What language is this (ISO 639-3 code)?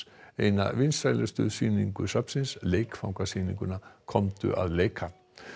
isl